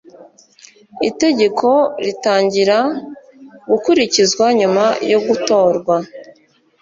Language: Kinyarwanda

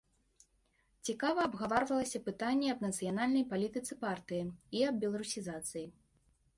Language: Belarusian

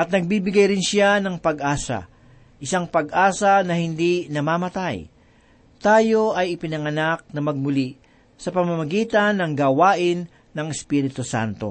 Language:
Filipino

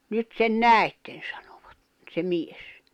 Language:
Finnish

